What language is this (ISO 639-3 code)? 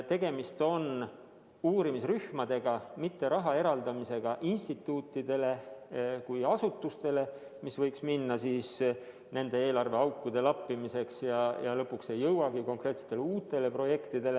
est